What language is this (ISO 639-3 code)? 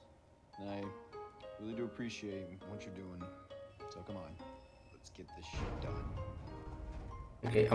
pol